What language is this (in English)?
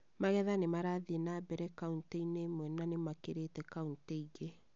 Kikuyu